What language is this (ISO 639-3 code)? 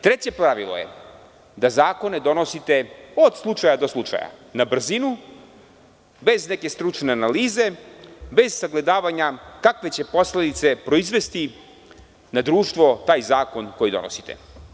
srp